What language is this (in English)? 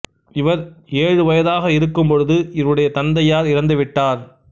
Tamil